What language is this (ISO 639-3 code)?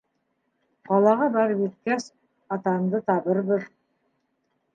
bak